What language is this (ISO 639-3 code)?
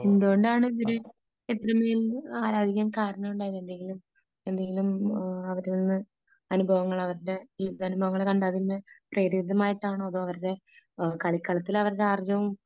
mal